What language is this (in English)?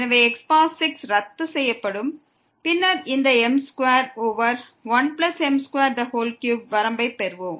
Tamil